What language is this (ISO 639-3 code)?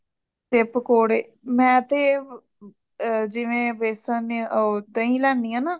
pan